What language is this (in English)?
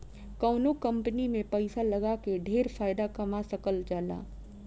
Bhojpuri